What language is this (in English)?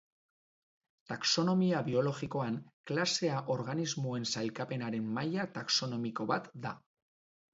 Basque